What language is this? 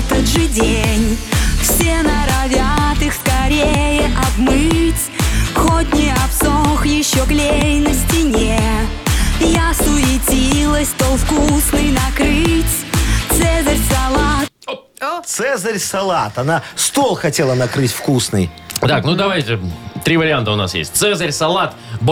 Russian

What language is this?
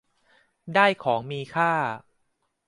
Thai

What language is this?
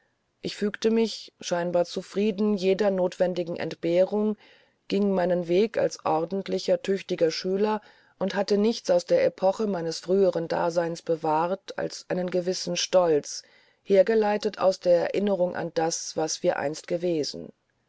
German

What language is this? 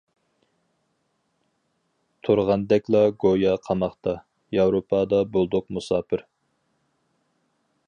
Uyghur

